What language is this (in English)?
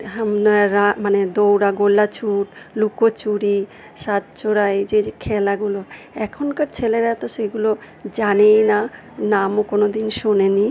Bangla